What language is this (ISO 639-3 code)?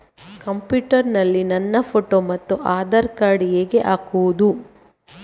kan